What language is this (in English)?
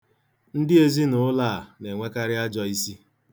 Igbo